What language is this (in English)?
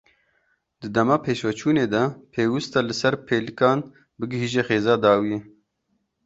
Kurdish